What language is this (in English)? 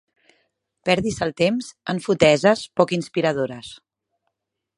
Catalan